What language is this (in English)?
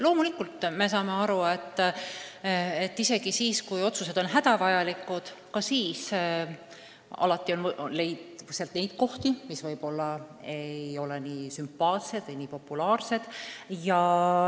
Estonian